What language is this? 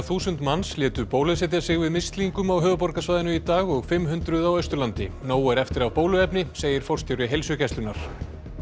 Icelandic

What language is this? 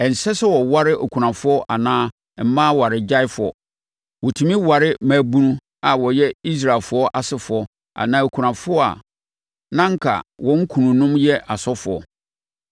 Akan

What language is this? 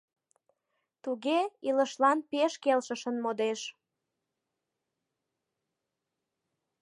Mari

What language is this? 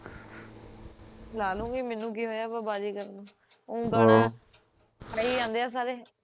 Punjabi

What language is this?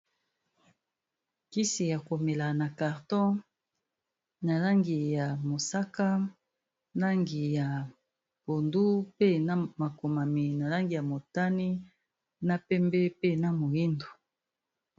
Lingala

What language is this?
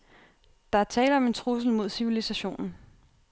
Danish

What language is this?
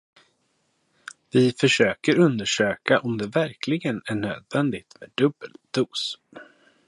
Swedish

